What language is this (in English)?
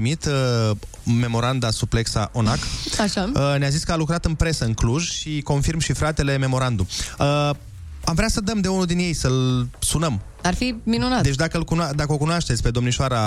Romanian